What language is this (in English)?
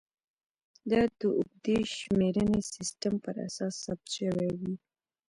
Pashto